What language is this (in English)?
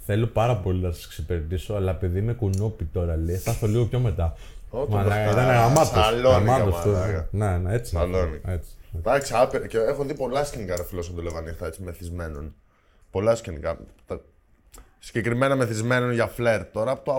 Greek